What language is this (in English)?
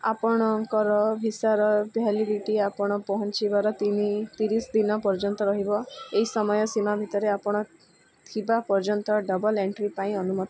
Odia